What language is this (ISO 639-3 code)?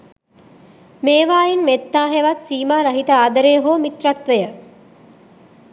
sin